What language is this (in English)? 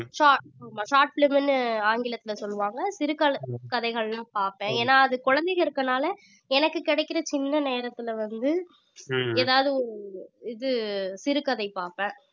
Tamil